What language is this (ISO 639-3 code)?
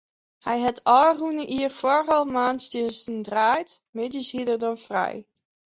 fry